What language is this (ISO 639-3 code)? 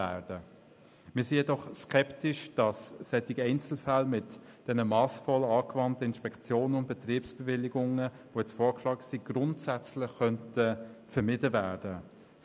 gsw